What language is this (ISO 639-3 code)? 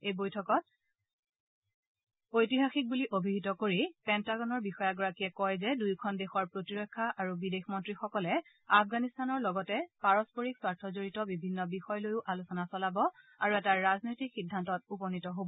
asm